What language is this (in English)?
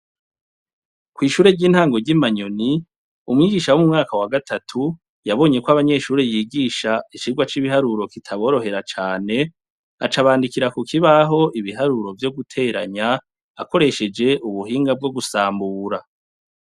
Rundi